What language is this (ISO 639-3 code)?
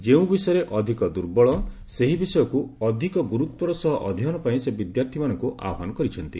ori